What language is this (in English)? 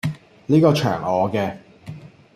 Cantonese